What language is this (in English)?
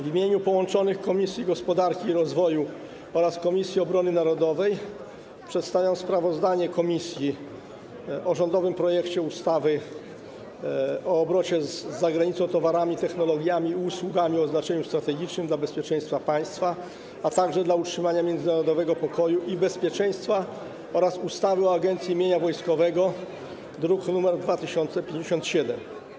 Polish